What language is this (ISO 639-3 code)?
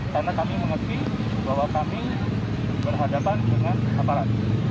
ind